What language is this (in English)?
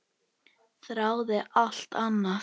Icelandic